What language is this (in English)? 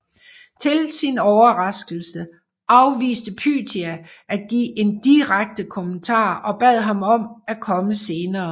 Danish